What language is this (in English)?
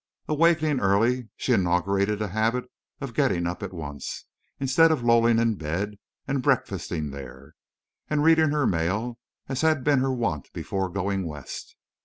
English